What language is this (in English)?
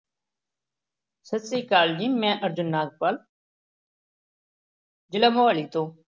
Punjabi